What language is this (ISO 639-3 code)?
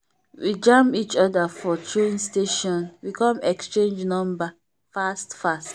pcm